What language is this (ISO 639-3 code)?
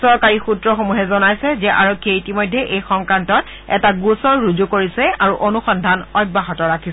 asm